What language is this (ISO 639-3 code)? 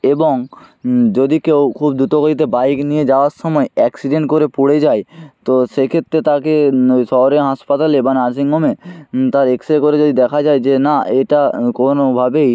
ben